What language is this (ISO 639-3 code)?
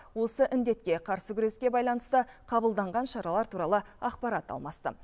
kaz